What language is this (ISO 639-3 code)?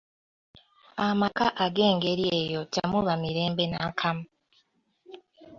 lug